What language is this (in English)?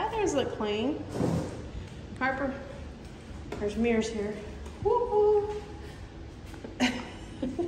English